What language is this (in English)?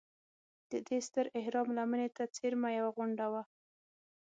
Pashto